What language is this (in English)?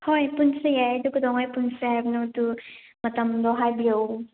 Manipuri